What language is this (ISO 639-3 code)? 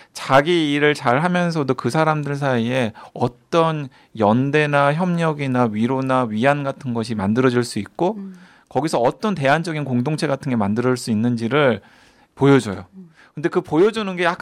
kor